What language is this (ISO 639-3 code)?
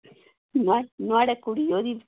doi